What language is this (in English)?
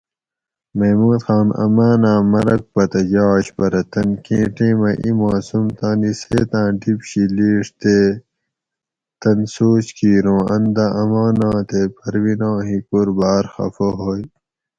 Gawri